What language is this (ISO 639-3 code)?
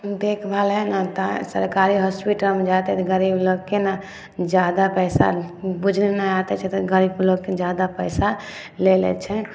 mai